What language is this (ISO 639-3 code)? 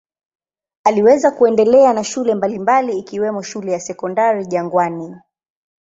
swa